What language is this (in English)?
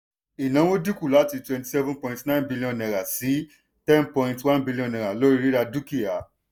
Yoruba